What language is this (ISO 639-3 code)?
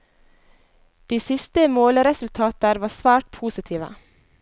nor